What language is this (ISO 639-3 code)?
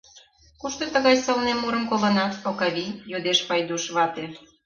chm